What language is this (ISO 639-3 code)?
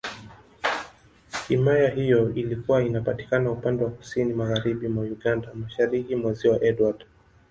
swa